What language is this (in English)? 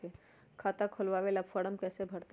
Magahi